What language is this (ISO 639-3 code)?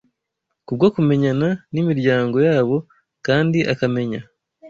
kin